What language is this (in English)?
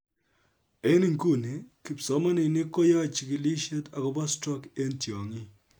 Kalenjin